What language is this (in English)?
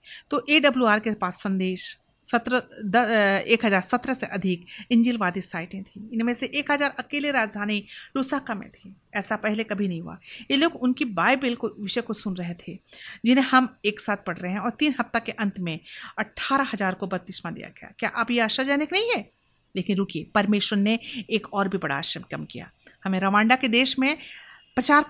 Hindi